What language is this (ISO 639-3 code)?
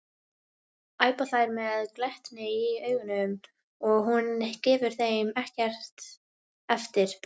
isl